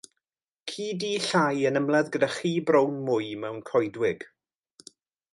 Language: Welsh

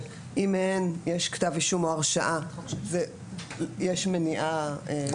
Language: Hebrew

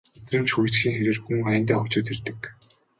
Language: Mongolian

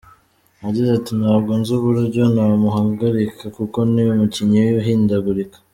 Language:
Kinyarwanda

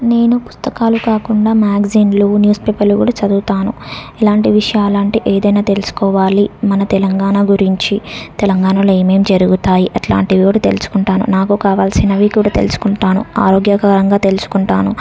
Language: Telugu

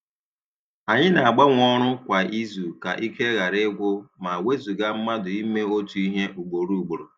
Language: Igbo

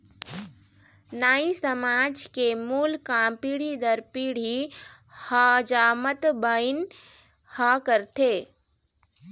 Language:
Chhattisgarhi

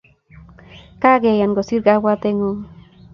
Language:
Kalenjin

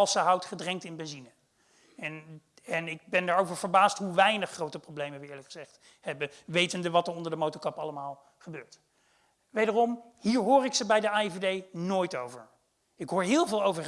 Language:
Dutch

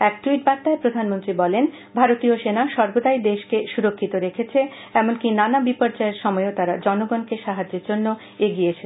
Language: Bangla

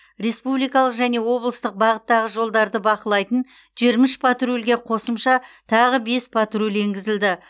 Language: Kazakh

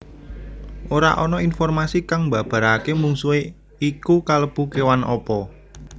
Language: Javanese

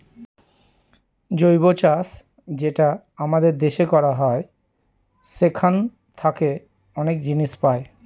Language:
Bangla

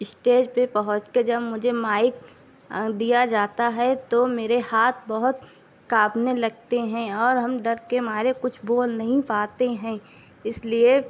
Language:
Urdu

